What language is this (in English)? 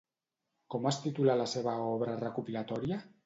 Catalan